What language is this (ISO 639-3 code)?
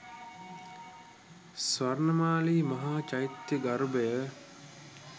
sin